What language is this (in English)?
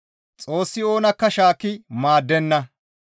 Gamo